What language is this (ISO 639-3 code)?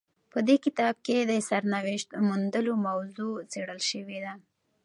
pus